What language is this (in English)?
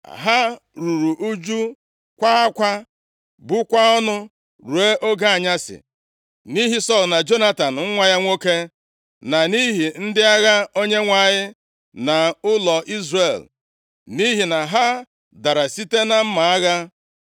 Igbo